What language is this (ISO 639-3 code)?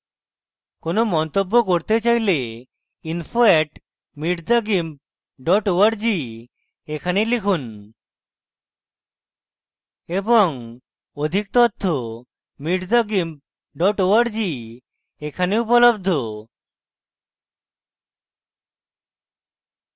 ben